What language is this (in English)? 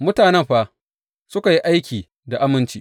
Hausa